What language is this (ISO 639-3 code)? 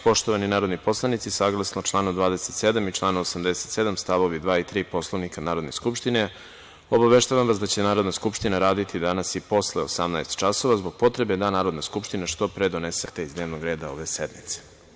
srp